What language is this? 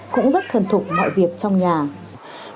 Vietnamese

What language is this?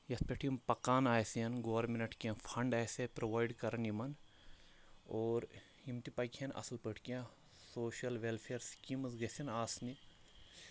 Kashmiri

